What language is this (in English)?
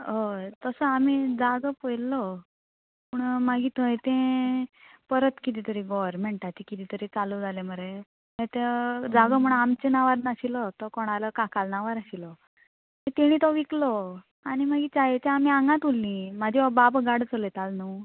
Konkani